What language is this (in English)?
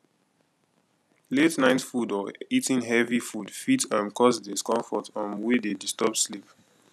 Nigerian Pidgin